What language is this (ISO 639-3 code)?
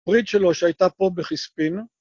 heb